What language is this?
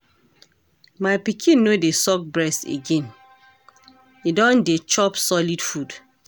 Nigerian Pidgin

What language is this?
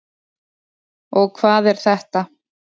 Icelandic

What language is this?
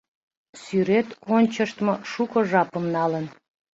Mari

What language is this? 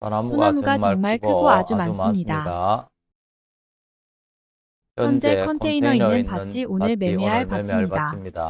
Korean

